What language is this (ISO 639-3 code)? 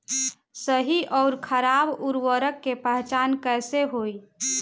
bho